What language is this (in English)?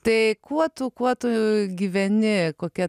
Lithuanian